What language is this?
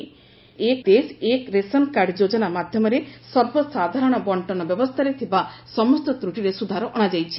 Odia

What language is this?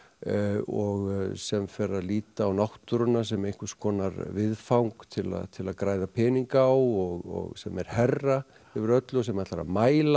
Icelandic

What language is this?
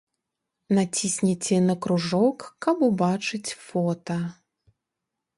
Belarusian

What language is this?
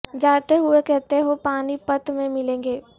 Urdu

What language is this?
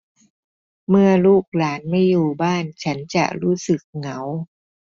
Thai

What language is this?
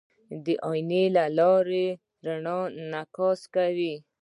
Pashto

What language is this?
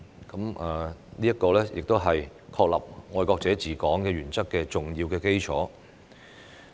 Cantonese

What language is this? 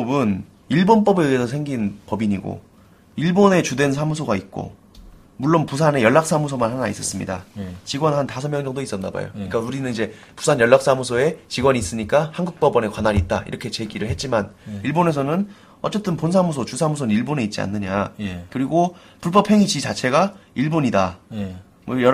Korean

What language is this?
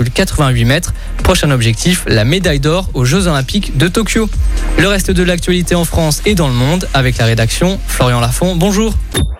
French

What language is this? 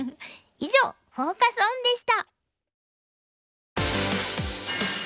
Japanese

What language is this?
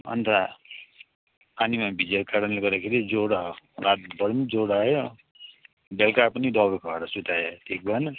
Nepali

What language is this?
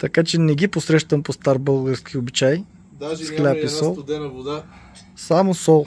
Bulgarian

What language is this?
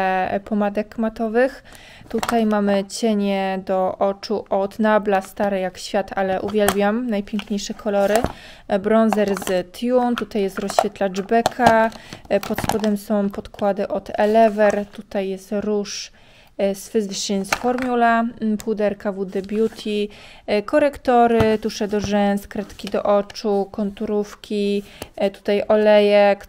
Polish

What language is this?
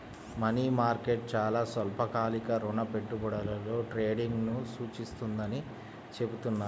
Telugu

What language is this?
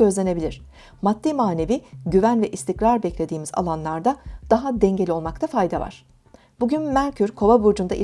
Turkish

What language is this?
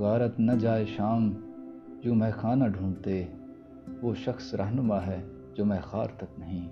Urdu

